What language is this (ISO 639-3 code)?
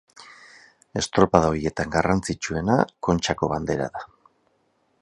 eus